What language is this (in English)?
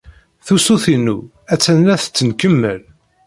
Kabyle